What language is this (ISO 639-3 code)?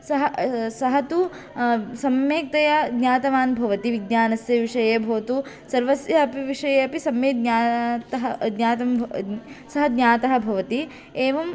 san